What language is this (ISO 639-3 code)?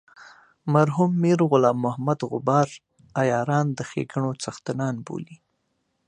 pus